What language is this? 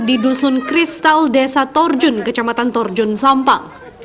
Indonesian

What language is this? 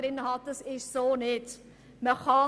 Swiss German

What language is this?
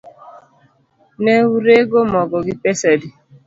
Luo (Kenya and Tanzania)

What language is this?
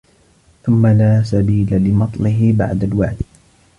Arabic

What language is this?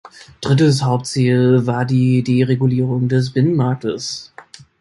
German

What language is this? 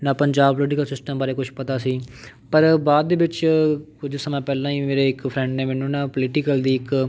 Punjabi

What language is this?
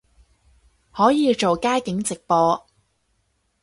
Cantonese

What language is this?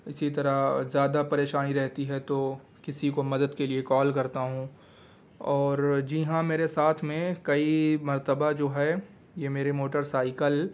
Urdu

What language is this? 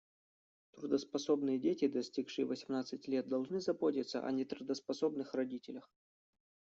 Russian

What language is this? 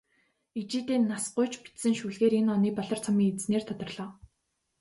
Mongolian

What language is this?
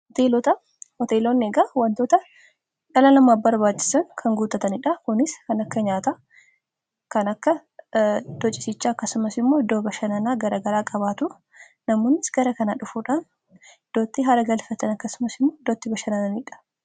Oromo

